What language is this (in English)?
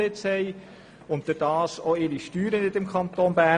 Swiss German